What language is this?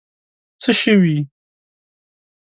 Pashto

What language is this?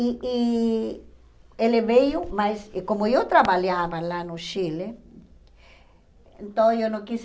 Portuguese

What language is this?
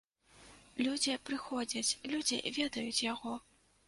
Belarusian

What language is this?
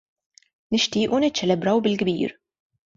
Maltese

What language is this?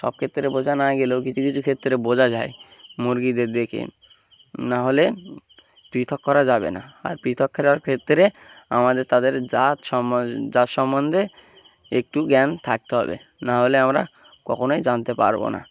Bangla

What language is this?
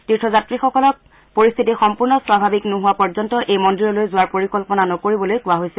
Assamese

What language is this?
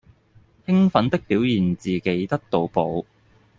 Cantonese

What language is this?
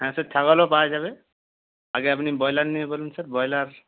Bangla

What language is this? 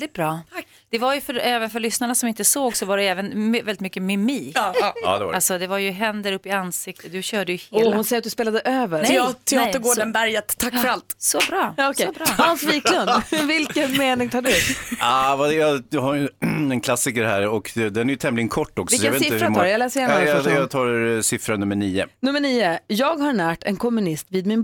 Swedish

